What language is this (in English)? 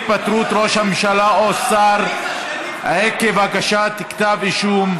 Hebrew